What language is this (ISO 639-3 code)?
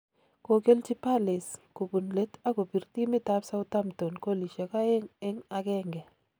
kln